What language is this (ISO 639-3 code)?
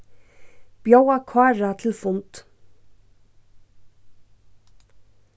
fao